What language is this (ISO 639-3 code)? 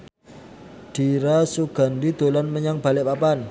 jav